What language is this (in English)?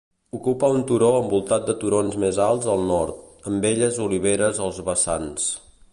Catalan